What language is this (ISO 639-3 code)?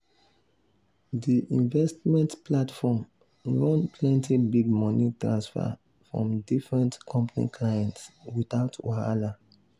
pcm